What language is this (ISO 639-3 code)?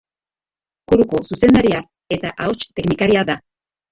eus